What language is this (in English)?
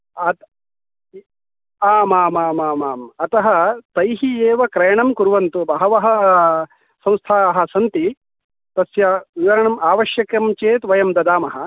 Sanskrit